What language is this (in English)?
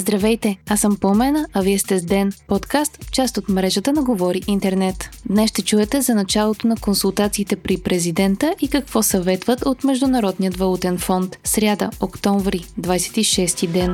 Bulgarian